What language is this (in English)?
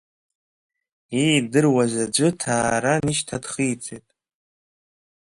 Abkhazian